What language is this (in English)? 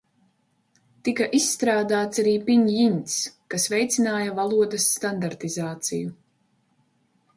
Latvian